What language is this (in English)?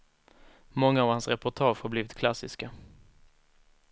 Swedish